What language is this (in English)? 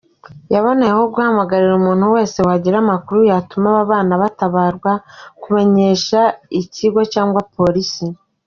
Kinyarwanda